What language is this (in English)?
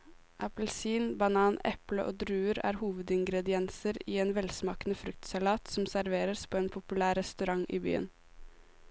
Norwegian